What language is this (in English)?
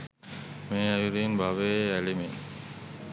Sinhala